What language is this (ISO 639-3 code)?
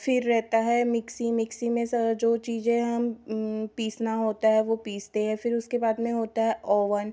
hin